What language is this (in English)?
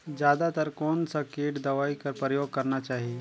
Chhattisgarhi